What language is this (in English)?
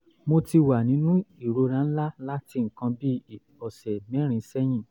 Yoruba